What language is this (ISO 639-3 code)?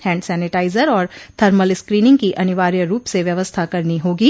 hin